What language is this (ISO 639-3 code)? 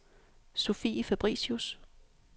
dan